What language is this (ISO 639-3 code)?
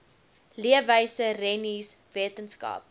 afr